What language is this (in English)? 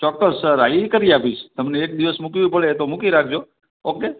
Gujarati